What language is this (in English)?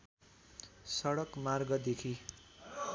Nepali